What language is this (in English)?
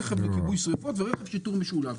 Hebrew